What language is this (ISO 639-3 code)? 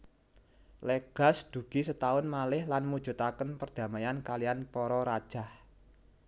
jav